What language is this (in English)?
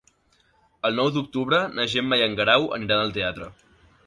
Catalan